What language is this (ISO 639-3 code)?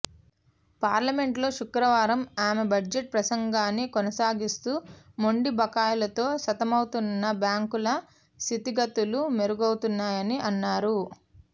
tel